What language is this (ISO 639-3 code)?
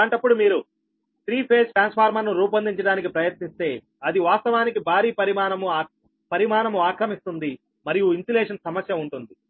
tel